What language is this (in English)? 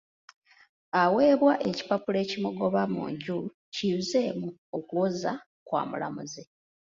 Ganda